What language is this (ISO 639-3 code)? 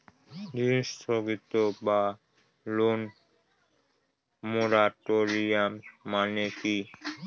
ben